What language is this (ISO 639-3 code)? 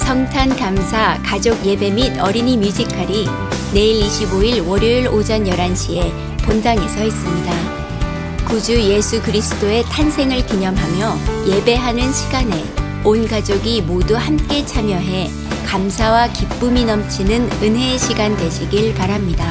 kor